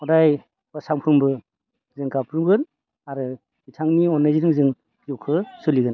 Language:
Bodo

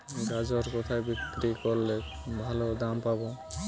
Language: Bangla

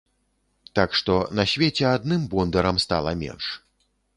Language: Belarusian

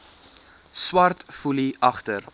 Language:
Afrikaans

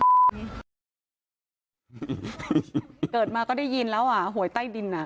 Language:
Thai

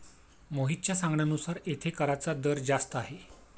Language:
Marathi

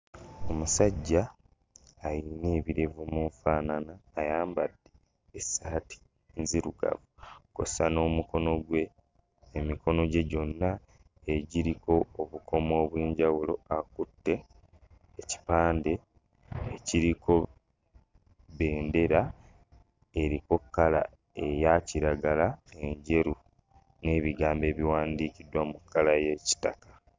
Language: Ganda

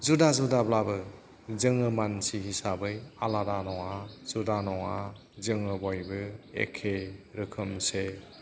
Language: Bodo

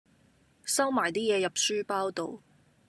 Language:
Cantonese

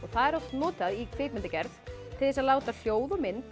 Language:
Icelandic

